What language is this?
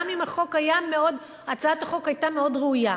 Hebrew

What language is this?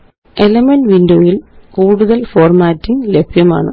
Malayalam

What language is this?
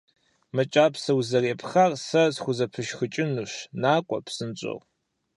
Kabardian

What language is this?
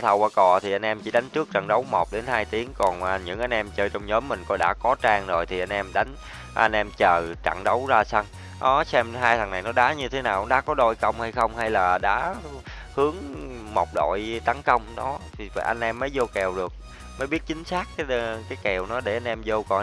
Vietnamese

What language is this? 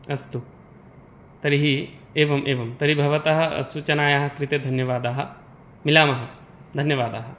Sanskrit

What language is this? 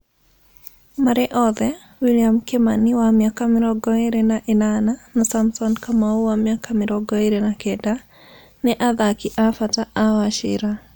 Kikuyu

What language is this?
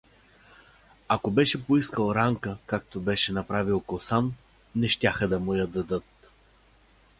Bulgarian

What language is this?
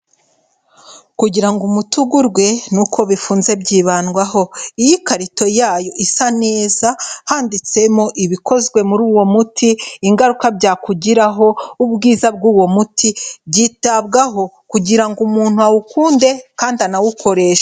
Kinyarwanda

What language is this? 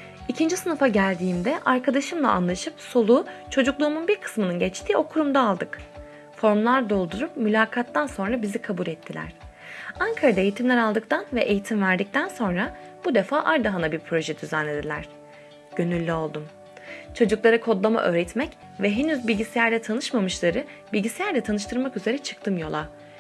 Turkish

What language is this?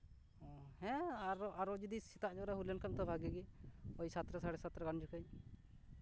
Santali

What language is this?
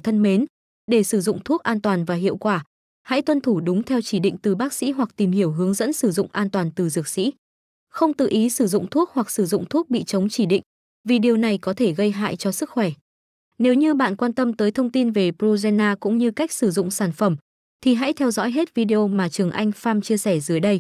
Vietnamese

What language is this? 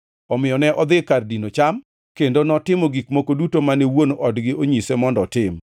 Luo (Kenya and Tanzania)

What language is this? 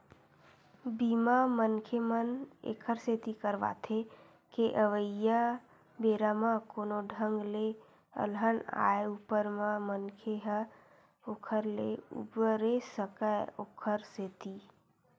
Chhattisgarhi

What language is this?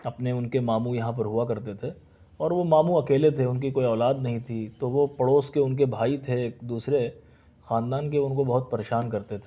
Urdu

